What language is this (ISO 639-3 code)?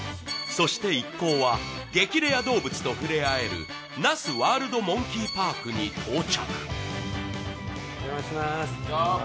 jpn